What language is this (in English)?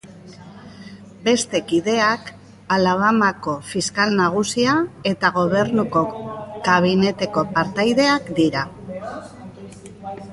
Basque